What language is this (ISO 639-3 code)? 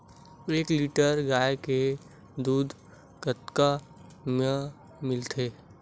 hne